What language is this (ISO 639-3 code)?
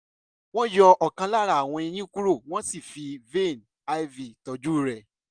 yor